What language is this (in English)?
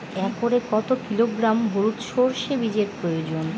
Bangla